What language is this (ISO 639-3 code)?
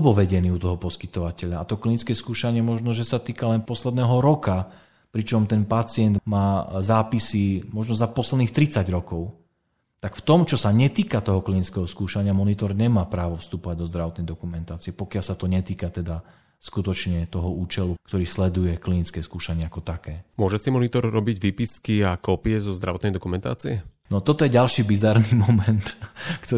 slk